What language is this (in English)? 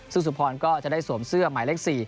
Thai